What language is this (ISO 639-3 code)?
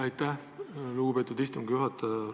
est